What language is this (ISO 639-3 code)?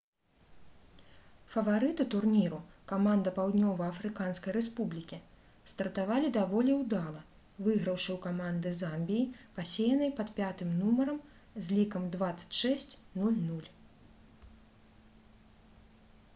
bel